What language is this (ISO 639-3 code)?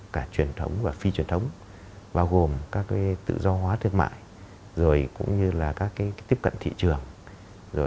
vie